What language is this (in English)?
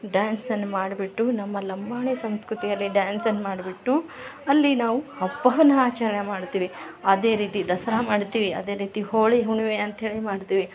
Kannada